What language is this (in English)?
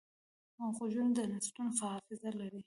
Pashto